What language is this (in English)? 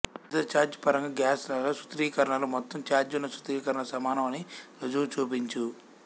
Telugu